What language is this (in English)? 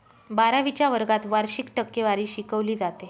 Marathi